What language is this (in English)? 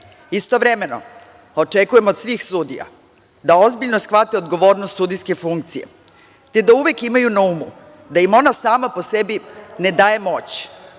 Serbian